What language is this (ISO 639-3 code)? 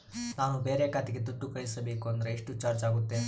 kan